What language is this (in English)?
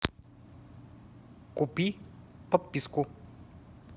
Russian